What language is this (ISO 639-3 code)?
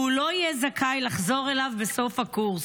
heb